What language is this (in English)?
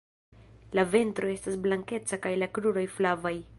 Esperanto